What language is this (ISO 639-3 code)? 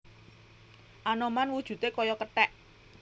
jav